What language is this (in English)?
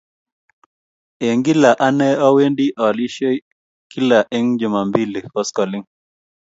Kalenjin